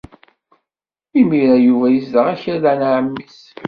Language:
Kabyle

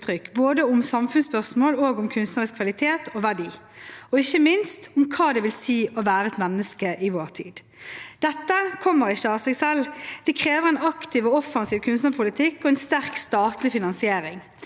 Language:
Norwegian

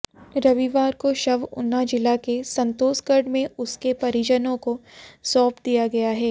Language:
Hindi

